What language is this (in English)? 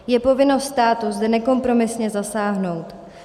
Czech